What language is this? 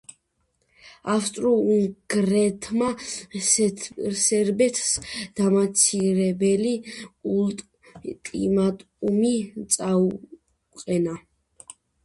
Georgian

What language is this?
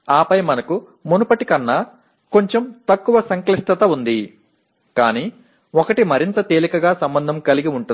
Telugu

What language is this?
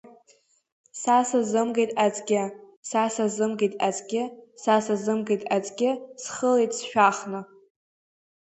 Abkhazian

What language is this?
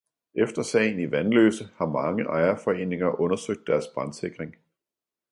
Danish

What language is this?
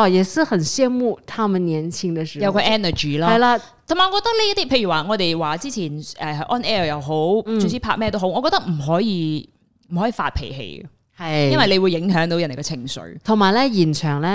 Chinese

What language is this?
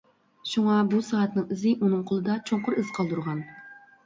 Uyghur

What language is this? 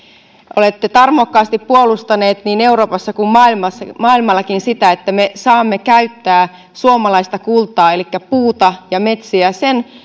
Finnish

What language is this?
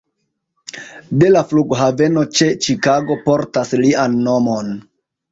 Esperanto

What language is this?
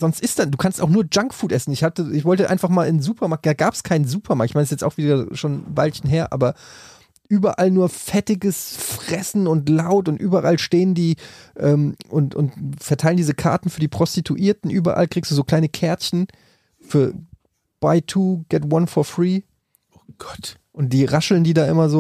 German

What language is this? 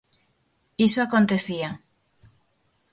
Galician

